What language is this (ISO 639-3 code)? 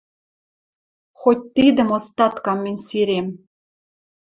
mrj